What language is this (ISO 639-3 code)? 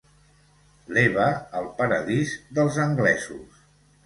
cat